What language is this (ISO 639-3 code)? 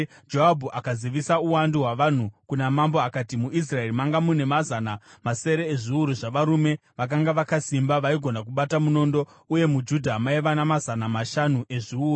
sna